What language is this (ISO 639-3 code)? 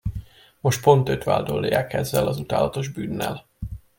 hun